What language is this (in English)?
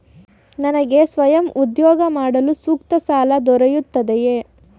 Kannada